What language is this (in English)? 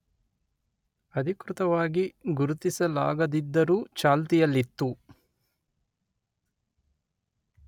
Kannada